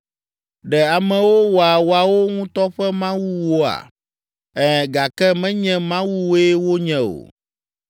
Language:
Ewe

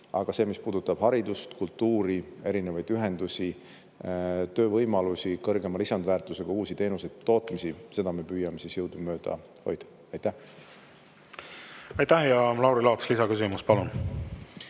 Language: Estonian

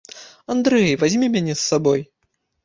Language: Belarusian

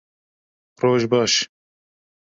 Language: Kurdish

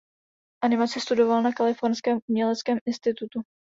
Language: Czech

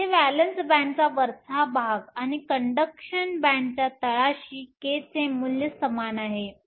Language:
Marathi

